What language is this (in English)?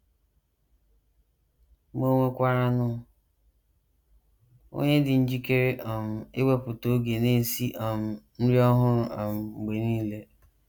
Igbo